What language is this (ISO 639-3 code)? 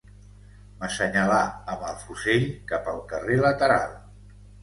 cat